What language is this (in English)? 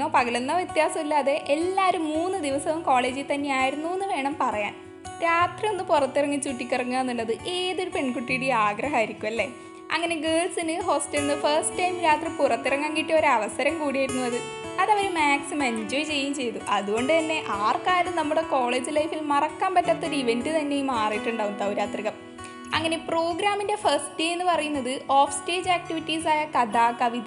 Malayalam